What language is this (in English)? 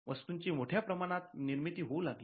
Marathi